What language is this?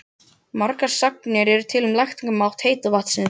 Icelandic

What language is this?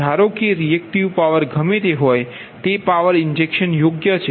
Gujarati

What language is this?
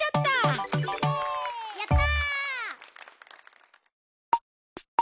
Japanese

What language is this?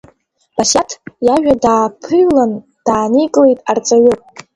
Abkhazian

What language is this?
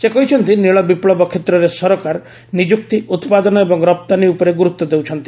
Odia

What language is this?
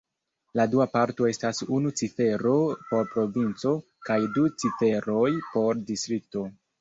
Esperanto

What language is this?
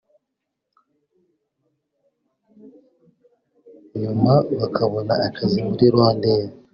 Kinyarwanda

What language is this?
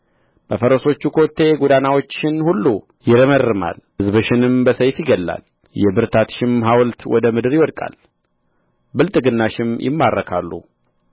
Amharic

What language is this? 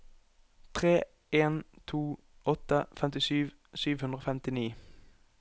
Norwegian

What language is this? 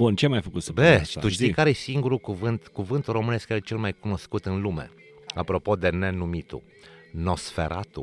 Romanian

